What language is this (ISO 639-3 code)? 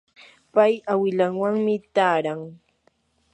qur